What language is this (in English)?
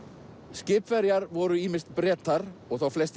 Icelandic